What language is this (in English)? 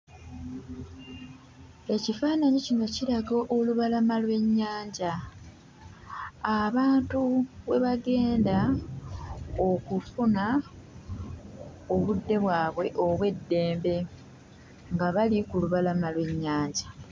Ganda